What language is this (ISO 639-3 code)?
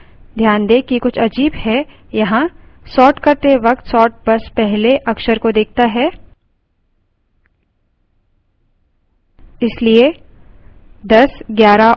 hin